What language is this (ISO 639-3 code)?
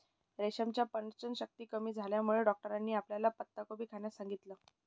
mar